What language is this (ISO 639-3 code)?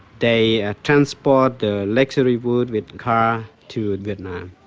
eng